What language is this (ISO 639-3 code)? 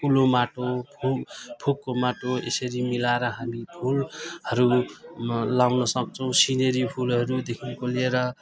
nep